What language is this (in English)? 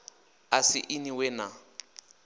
Venda